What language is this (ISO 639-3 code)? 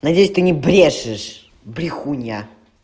rus